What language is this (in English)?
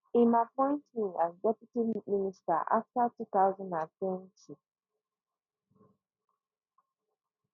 Nigerian Pidgin